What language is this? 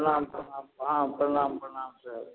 Maithili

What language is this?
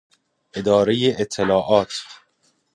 Persian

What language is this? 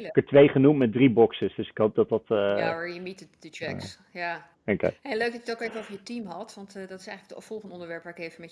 Dutch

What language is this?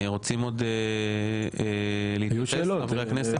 Hebrew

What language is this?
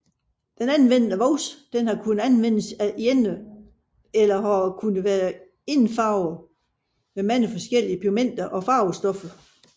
Danish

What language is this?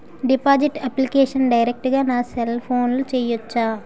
Telugu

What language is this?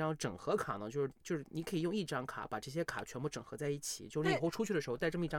Chinese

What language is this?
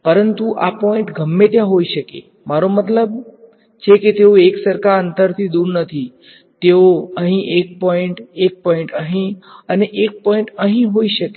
Gujarati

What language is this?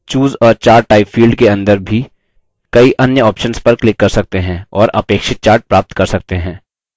Hindi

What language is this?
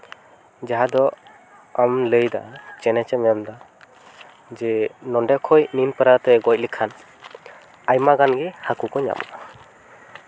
Santali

